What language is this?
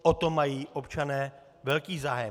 Czech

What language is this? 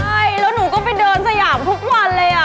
Thai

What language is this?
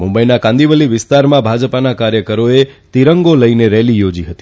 Gujarati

